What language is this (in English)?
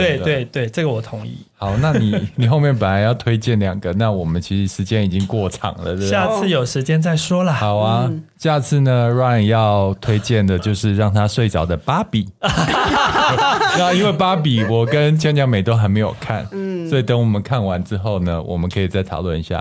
Chinese